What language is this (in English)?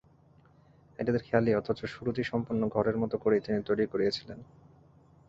Bangla